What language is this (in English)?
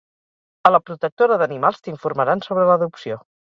Catalan